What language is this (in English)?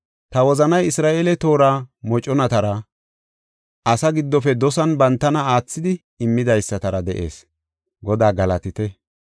Gofa